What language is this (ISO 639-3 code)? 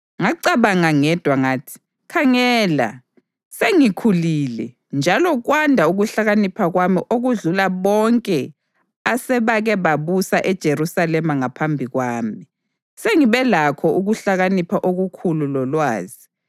nde